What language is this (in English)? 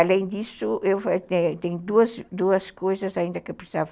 Portuguese